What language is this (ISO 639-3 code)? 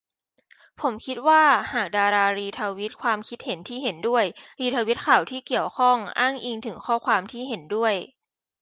tha